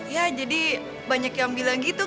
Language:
Indonesian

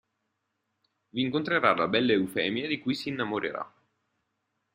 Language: Italian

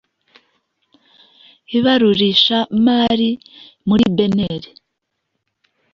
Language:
Kinyarwanda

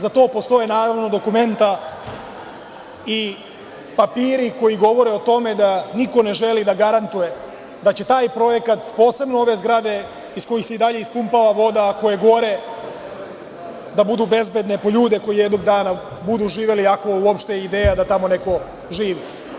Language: Serbian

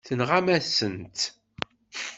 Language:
Kabyle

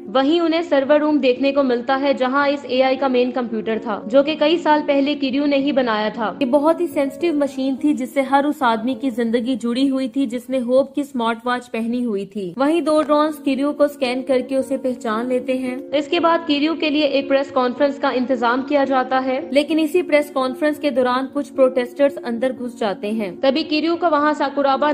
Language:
Hindi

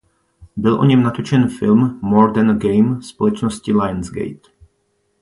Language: Czech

